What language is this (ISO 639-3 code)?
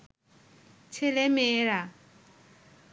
ben